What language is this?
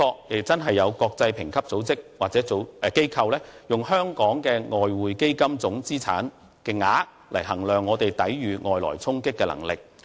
Cantonese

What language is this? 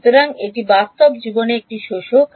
Bangla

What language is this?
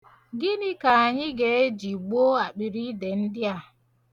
Igbo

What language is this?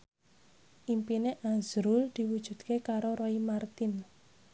Javanese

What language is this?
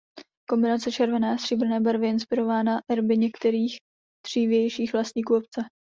Czech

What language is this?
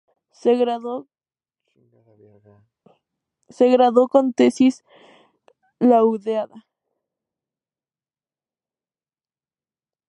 Spanish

